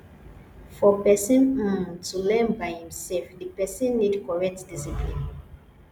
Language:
Nigerian Pidgin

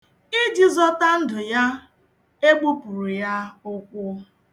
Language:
Igbo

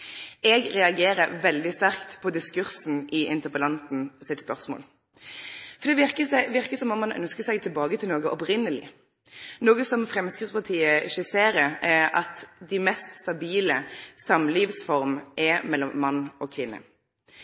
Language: Norwegian Nynorsk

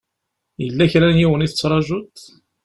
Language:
Kabyle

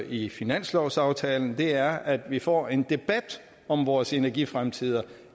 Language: Danish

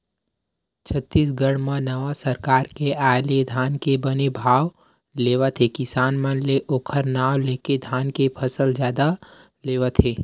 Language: Chhattisgarhi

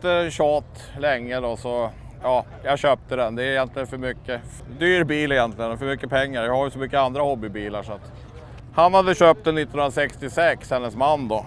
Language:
Swedish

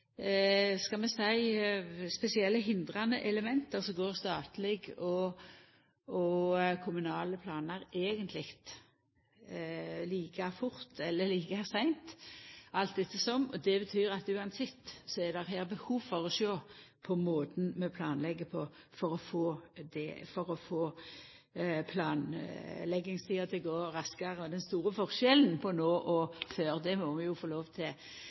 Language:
Norwegian Nynorsk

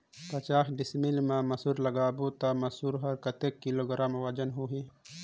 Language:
Chhattisgarhi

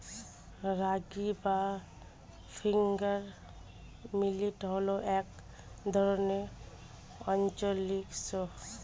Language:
Bangla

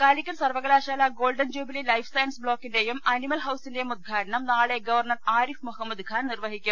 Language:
Malayalam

